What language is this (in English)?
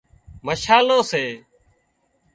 Wadiyara Koli